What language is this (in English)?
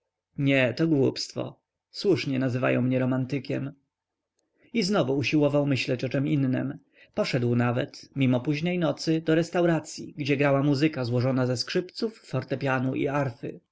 Polish